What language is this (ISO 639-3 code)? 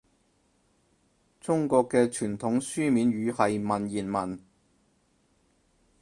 yue